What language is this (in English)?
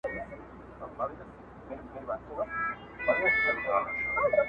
Pashto